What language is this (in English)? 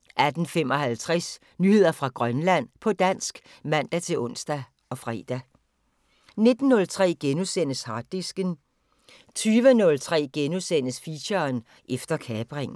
Danish